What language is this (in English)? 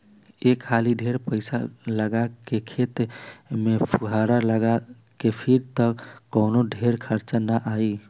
Bhojpuri